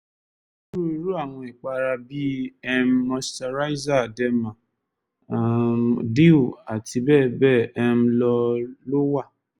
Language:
Yoruba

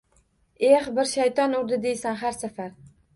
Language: Uzbek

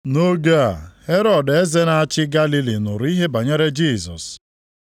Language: Igbo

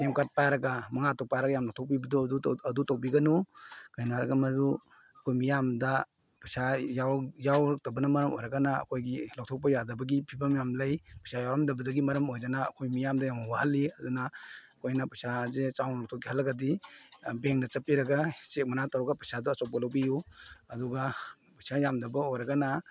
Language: Manipuri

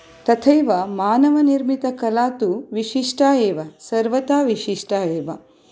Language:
Sanskrit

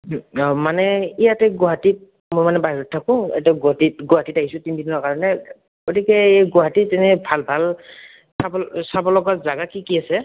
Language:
Assamese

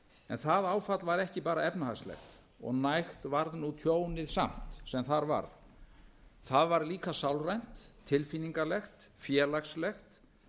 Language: Icelandic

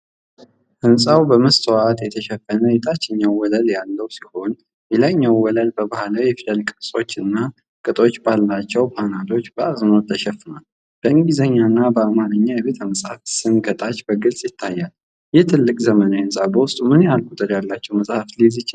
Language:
Amharic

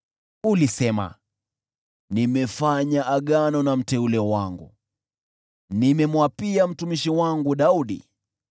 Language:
Swahili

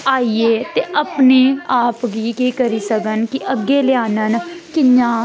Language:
Dogri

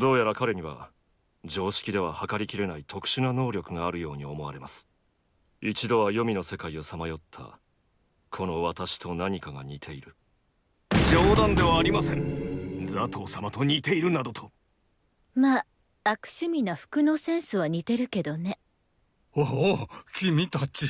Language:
Japanese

